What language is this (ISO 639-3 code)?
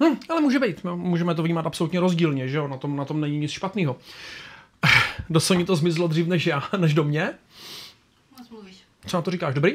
ces